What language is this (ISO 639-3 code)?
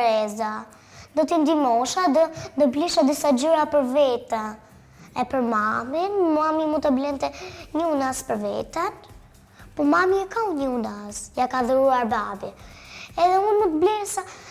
ron